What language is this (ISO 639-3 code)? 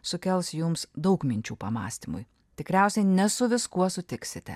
lit